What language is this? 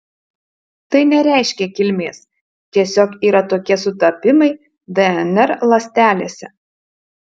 Lithuanian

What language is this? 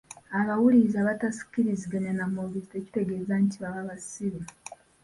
Ganda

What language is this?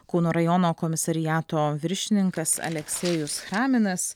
Lithuanian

